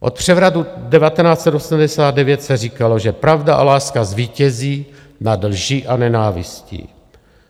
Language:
Czech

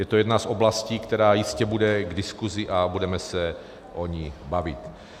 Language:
Czech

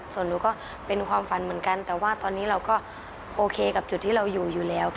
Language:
Thai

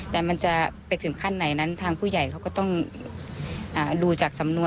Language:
Thai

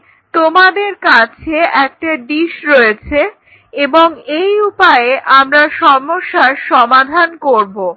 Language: Bangla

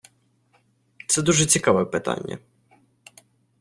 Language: Ukrainian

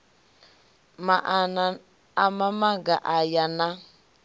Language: Venda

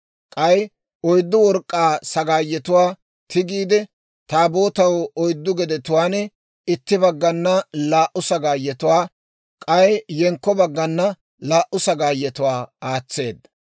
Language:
Dawro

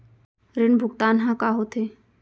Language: Chhattisgarhi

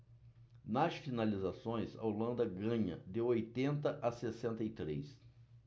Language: Portuguese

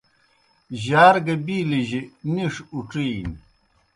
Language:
Kohistani Shina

